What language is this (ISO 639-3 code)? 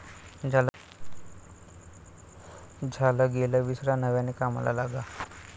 mar